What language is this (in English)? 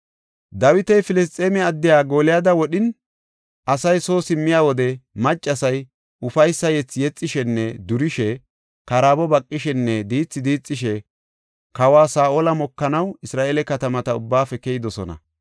Gofa